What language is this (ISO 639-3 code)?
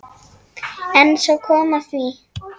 isl